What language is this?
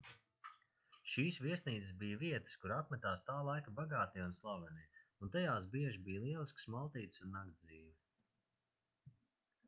Latvian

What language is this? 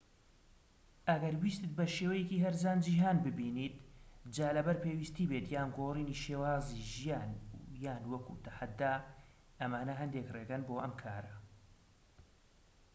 Central Kurdish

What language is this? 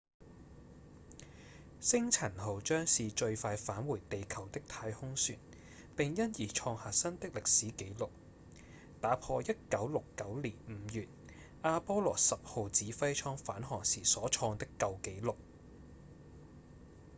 Cantonese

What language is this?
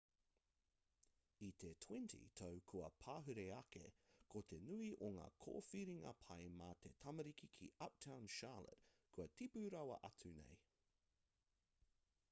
Māori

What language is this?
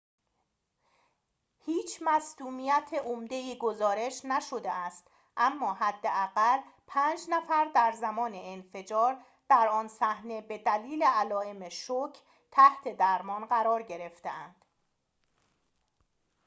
Persian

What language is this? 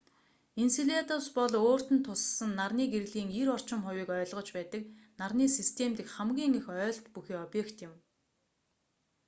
Mongolian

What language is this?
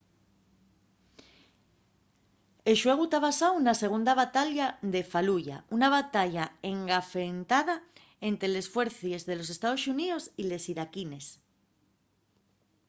Asturian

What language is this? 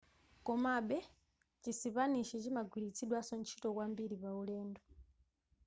Nyanja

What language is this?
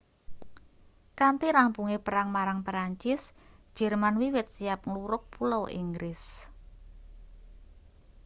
Javanese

